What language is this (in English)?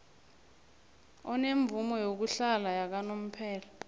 South Ndebele